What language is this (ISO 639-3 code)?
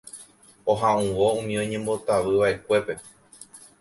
grn